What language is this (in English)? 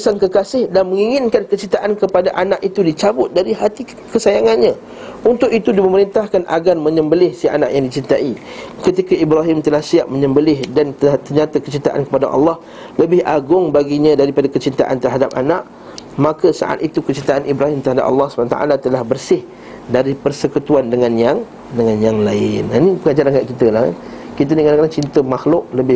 Malay